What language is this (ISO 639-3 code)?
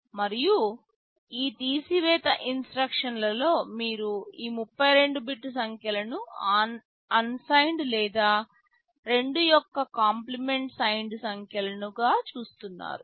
tel